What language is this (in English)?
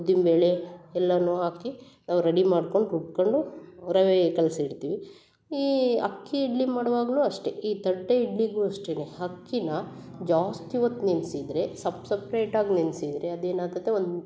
Kannada